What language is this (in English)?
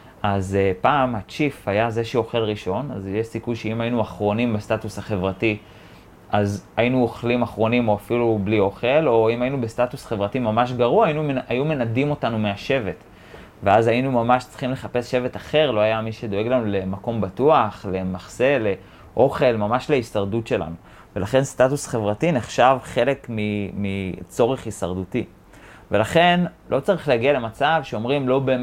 Hebrew